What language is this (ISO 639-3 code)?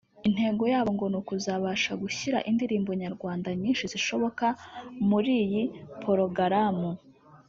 kin